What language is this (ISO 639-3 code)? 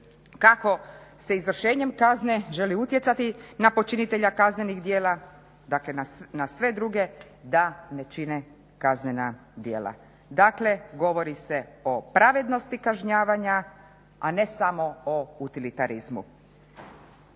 hrv